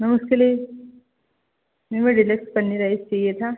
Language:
Hindi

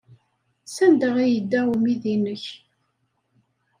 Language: Kabyle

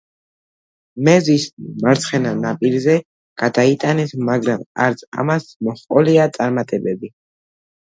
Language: Georgian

